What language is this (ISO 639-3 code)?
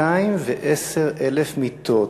heb